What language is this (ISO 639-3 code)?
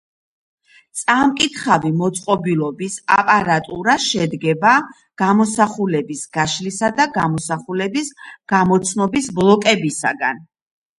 kat